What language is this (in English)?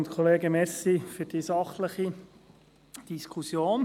Swiss German